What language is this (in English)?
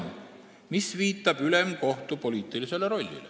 Estonian